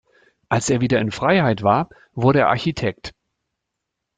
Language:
German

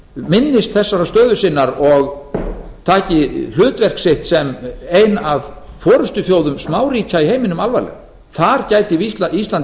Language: Icelandic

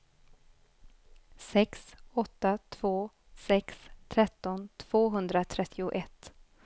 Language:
Swedish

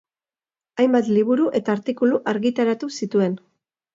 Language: Basque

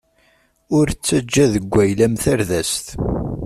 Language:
Kabyle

